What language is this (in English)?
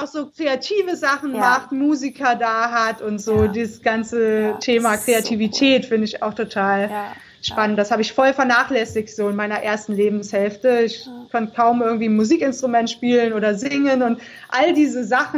German